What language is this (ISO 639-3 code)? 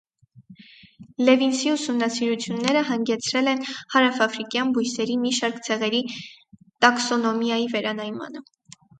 hye